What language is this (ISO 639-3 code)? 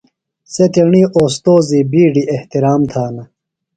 phl